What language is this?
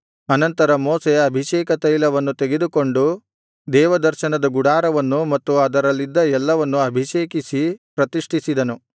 Kannada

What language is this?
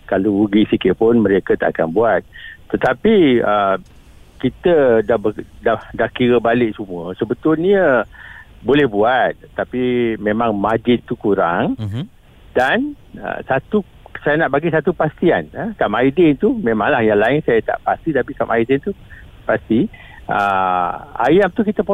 Malay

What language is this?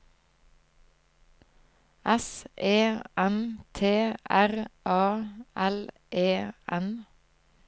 Norwegian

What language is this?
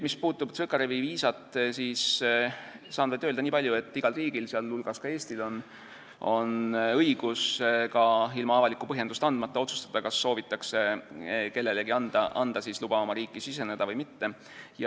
Estonian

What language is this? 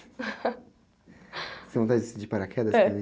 Portuguese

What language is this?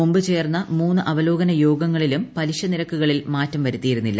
Malayalam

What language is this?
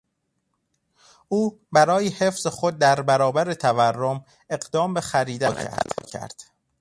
Persian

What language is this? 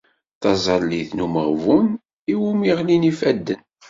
Kabyle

